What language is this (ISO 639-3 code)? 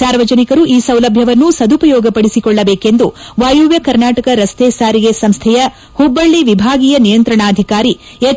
kan